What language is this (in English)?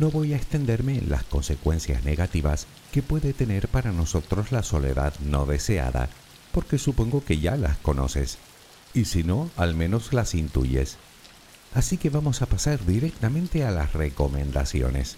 Spanish